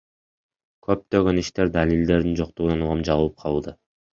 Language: Kyrgyz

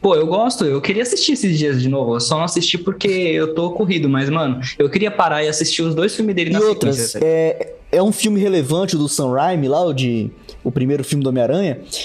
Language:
Portuguese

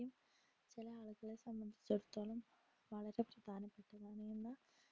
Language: Malayalam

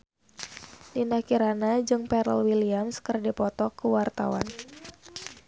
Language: Sundanese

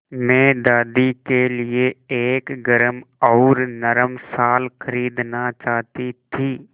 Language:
Hindi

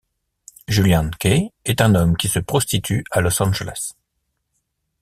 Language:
French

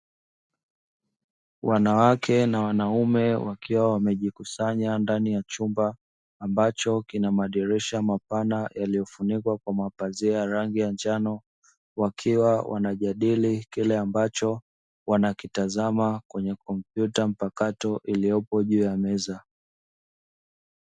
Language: Swahili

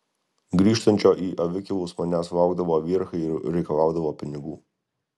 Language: Lithuanian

